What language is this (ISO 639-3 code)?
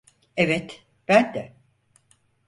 tur